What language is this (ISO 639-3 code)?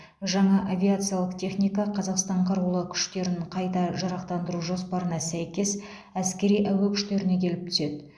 kaz